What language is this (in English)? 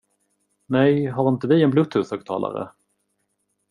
Swedish